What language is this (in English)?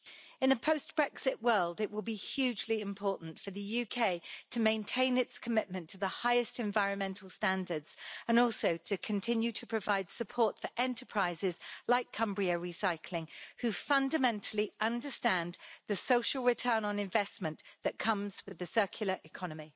English